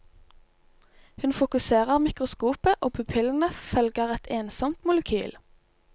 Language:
Norwegian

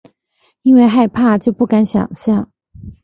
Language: Chinese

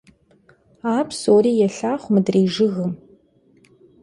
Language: Kabardian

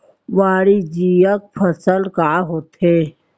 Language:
Chhattisgarhi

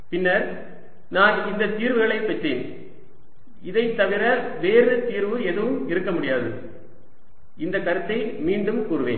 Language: Tamil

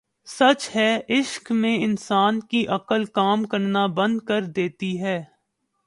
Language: Urdu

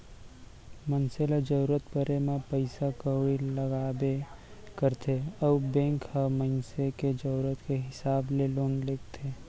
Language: Chhattisgarhi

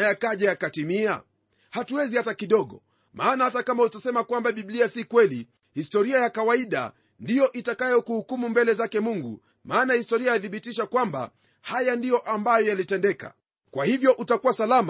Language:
Swahili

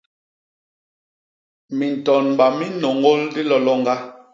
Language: Basaa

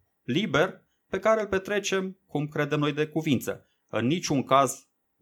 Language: Romanian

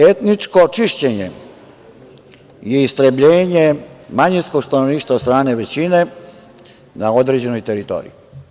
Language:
Serbian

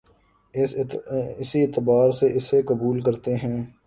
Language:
Urdu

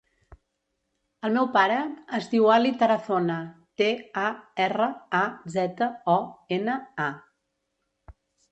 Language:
Catalan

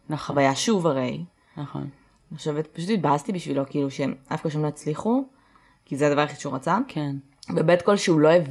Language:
Hebrew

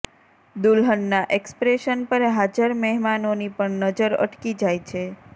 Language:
Gujarati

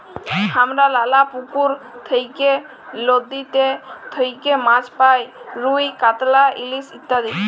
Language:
Bangla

